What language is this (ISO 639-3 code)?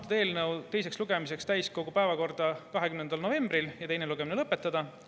est